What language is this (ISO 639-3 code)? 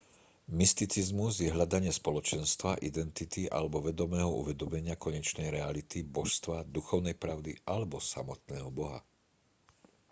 slk